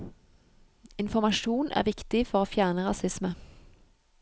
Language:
Norwegian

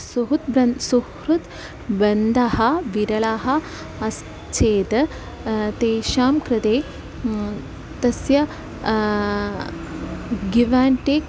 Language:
Sanskrit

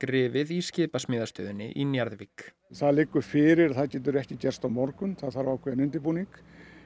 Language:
Icelandic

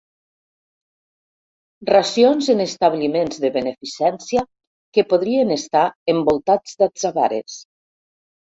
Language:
Catalan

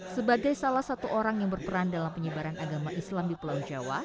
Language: Indonesian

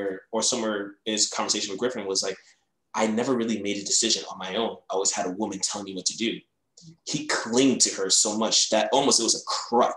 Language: English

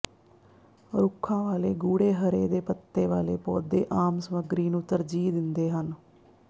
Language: Punjabi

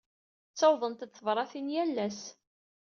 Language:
Kabyle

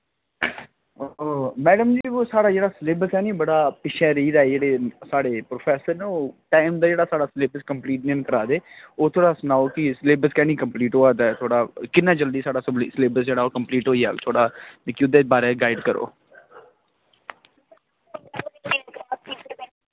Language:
Dogri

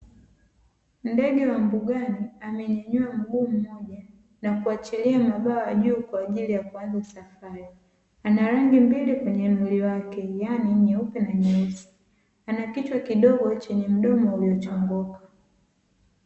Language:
Swahili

